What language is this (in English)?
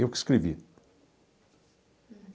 Portuguese